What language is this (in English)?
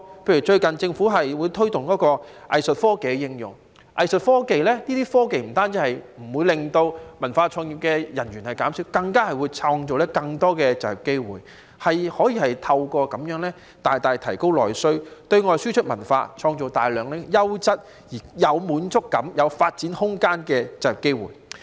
Cantonese